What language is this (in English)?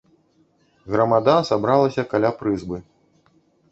Belarusian